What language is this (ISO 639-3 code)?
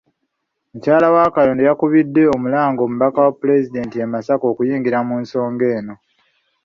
lug